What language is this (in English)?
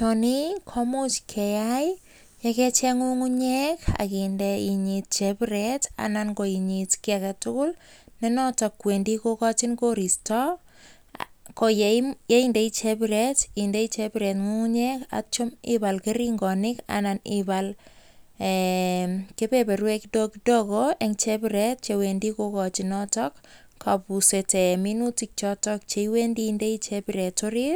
Kalenjin